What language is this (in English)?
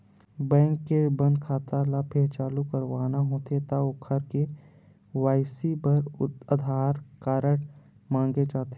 Chhattisgarhi